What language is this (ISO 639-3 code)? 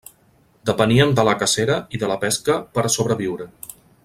cat